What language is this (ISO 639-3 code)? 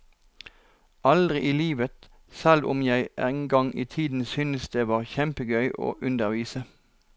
nor